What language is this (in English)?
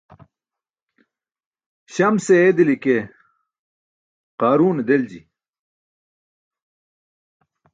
Burushaski